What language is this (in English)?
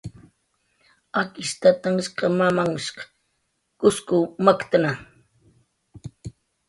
Jaqaru